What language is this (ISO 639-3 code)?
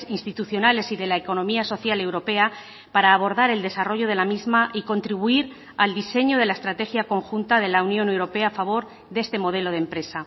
spa